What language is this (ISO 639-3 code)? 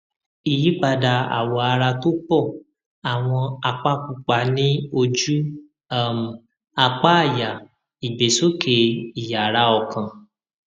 yor